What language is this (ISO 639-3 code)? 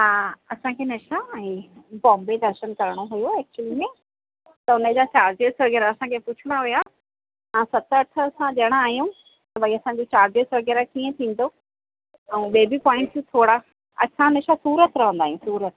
snd